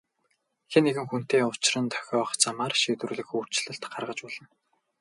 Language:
Mongolian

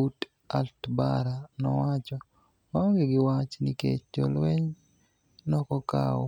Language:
Luo (Kenya and Tanzania)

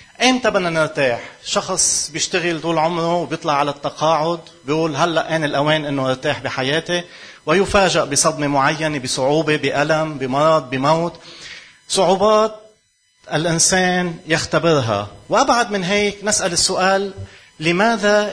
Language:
Arabic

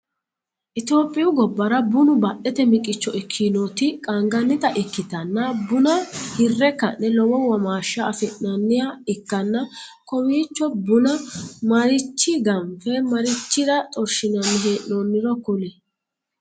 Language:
Sidamo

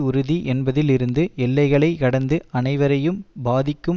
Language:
Tamil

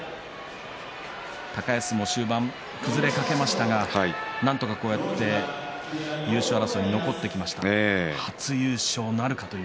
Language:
Japanese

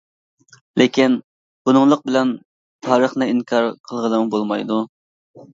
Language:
Uyghur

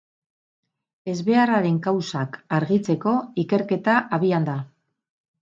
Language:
Basque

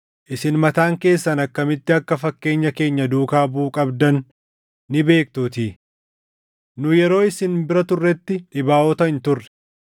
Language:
Oromo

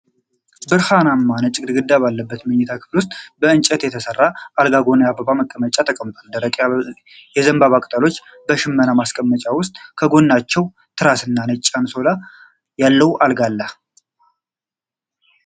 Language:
Amharic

